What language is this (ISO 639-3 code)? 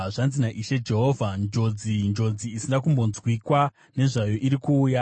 sna